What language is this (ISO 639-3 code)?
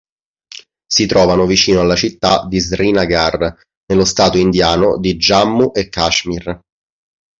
ita